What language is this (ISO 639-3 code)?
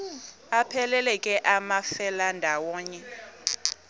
xho